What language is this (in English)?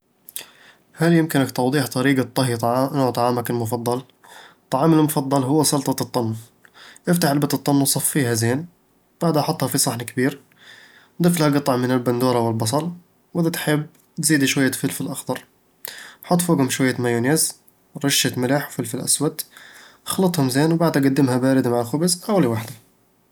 Eastern Egyptian Bedawi Arabic